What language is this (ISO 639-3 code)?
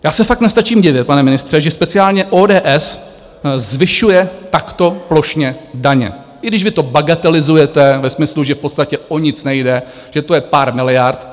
ces